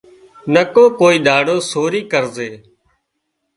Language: Wadiyara Koli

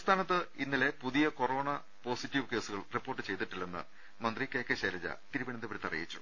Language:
Malayalam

